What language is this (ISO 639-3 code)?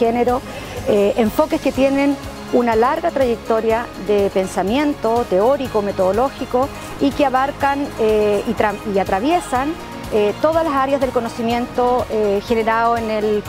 spa